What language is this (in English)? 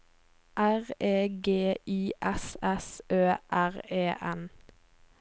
Norwegian